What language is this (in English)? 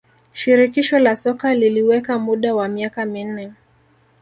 Swahili